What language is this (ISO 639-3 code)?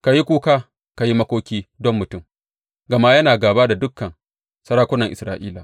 hau